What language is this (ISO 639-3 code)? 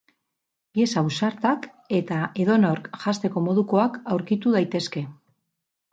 eus